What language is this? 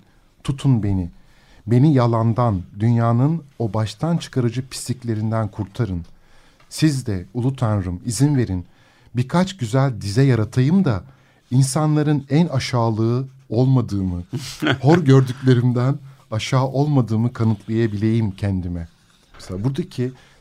Turkish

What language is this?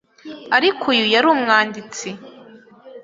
Kinyarwanda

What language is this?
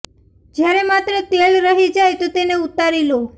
Gujarati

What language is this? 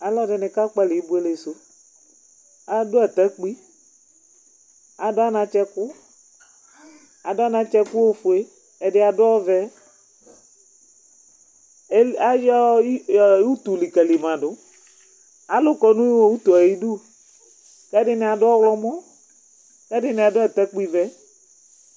Ikposo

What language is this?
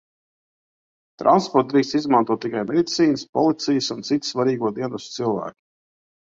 Latvian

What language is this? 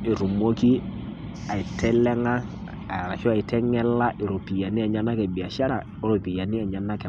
Masai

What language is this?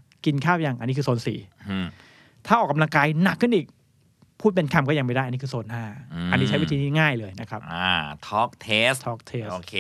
Thai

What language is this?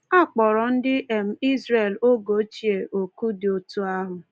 Igbo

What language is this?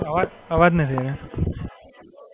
Gujarati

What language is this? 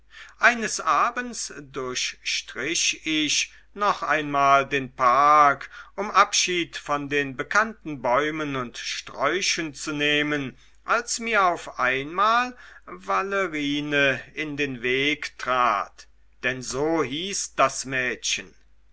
German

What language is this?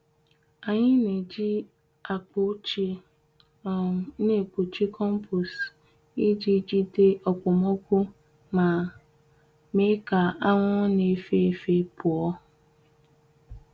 Igbo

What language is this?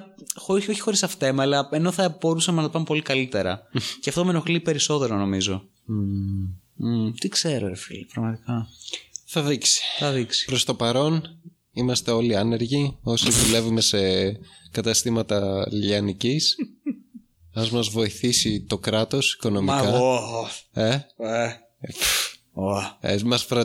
Greek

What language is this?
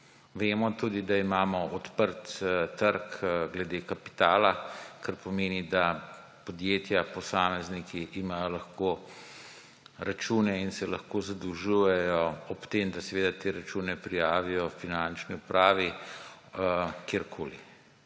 Slovenian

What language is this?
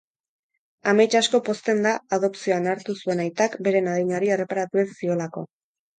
Basque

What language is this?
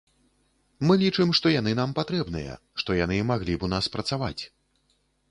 Belarusian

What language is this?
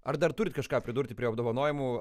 Lithuanian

